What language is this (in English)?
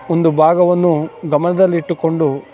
Kannada